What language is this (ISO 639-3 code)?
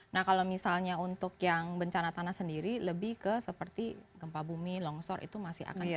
ind